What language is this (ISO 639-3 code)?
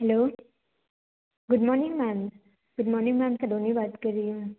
hin